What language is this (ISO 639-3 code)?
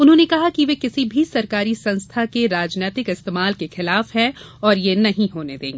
hin